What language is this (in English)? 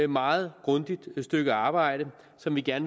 Danish